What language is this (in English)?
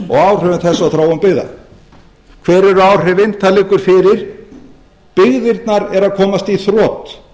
Icelandic